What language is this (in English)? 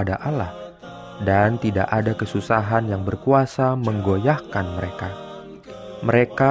Indonesian